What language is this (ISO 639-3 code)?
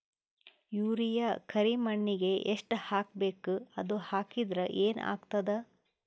kan